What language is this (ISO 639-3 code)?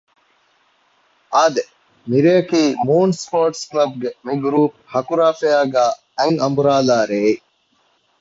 div